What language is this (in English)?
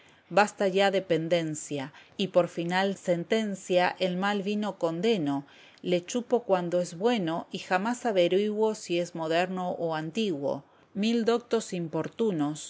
Spanish